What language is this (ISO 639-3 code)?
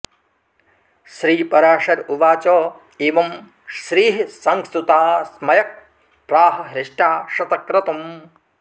san